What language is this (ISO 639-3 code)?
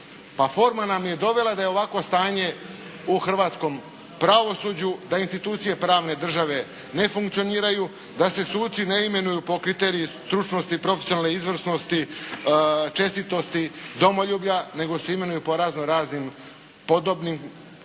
hrv